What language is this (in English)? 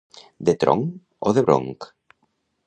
Catalan